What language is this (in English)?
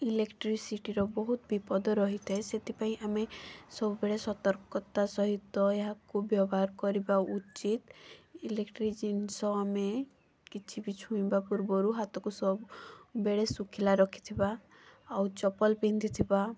Odia